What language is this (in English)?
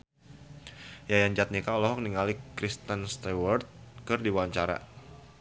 Sundanese